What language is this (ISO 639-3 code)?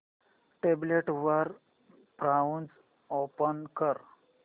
mar